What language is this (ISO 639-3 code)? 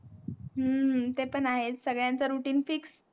mar